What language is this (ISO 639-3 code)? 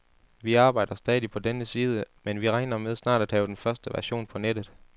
dan